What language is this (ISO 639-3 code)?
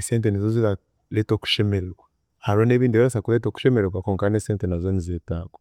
cgg